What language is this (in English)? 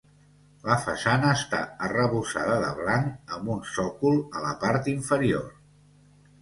Catalan